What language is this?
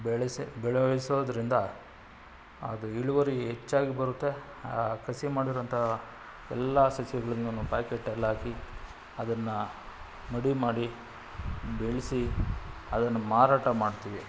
Kannada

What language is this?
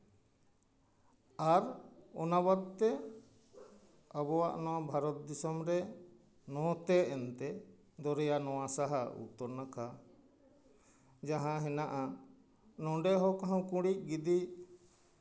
Santali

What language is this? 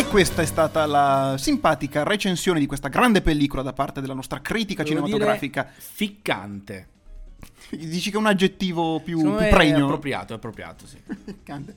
Italian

